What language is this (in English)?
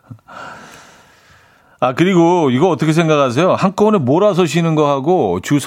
Korean